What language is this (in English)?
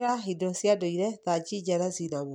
Kikuyu